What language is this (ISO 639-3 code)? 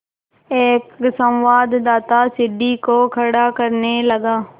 hin